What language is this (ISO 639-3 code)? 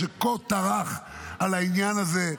heb